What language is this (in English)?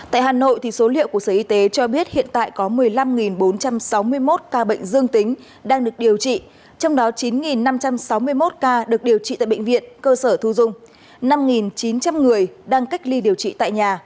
Vietnamese